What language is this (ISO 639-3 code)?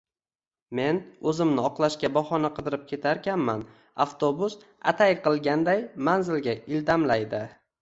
uzb